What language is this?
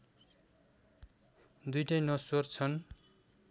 Nepali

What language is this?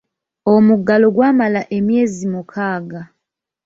Ganda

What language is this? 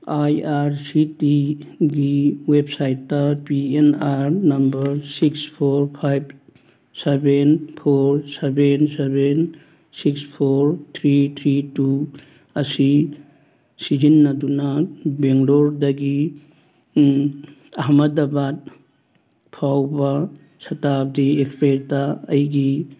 Manipuri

